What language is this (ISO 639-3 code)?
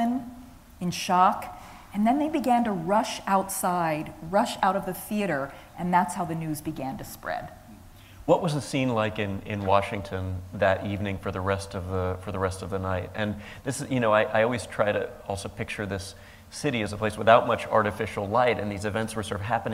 eng